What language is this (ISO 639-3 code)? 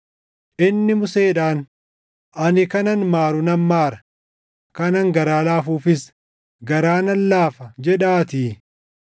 orm